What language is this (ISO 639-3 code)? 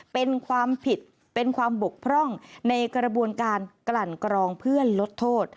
tha